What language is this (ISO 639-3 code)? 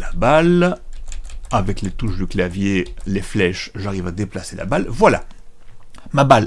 fra